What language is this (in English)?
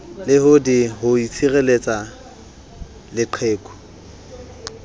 Southern Sotho